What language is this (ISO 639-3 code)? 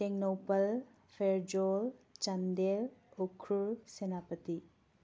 mni